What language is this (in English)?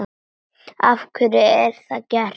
Icelandic